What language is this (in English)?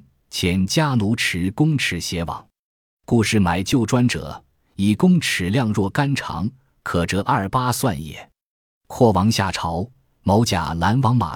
Chinese